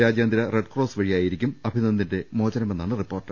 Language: Malayalam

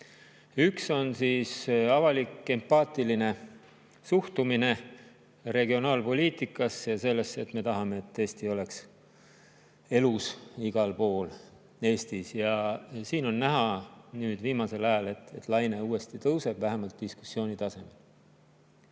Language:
Estonian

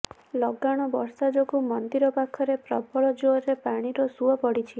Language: Odia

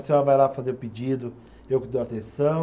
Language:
Portuguese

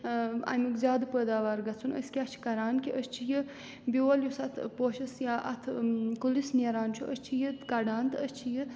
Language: Kashmiri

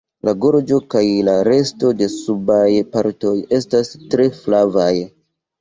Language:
Esperanto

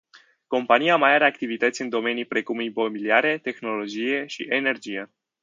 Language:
Romanian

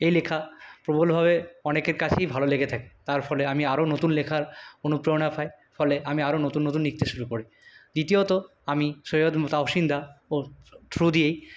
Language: Bangla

